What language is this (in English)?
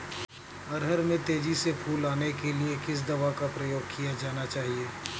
Hindi